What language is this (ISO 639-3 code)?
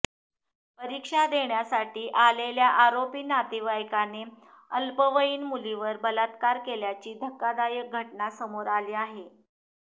mar